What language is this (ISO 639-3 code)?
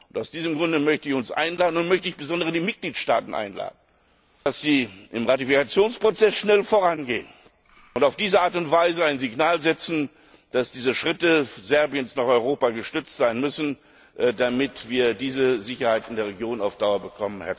deu